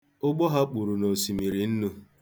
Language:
Igbo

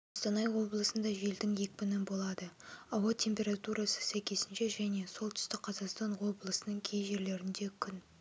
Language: Kazakh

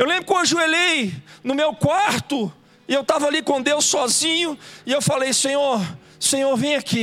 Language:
Portuguese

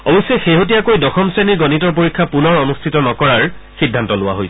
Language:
Assamese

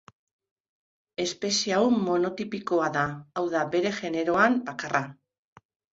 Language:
Basque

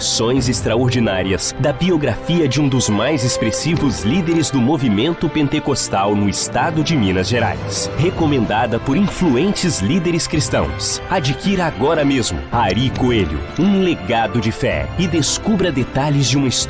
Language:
Portuguese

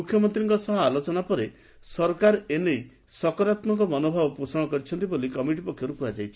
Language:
Odia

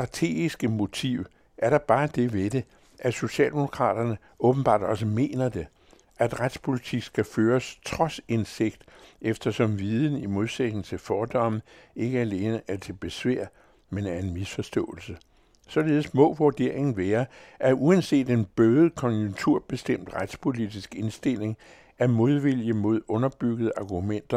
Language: Danish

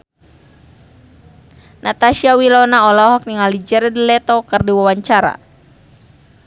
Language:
Sundanese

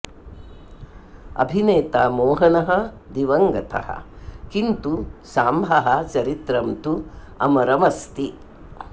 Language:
Sanskrit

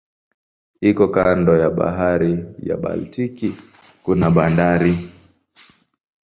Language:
Swahili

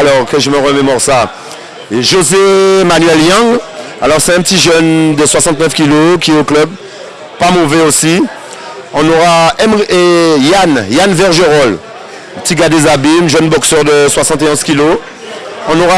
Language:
French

